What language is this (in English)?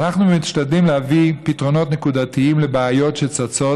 Hebrew